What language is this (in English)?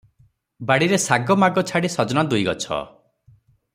Odia